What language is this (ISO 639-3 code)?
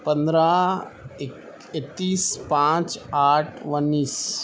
urd